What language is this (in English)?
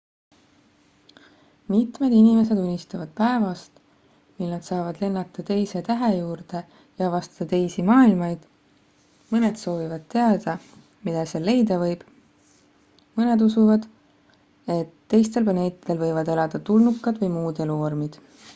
Estonian